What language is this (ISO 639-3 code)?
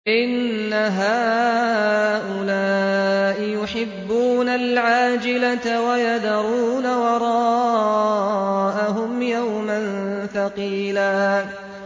ara